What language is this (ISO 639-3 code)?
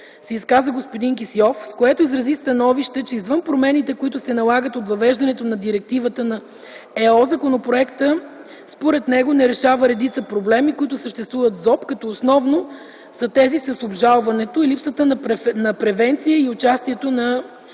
bul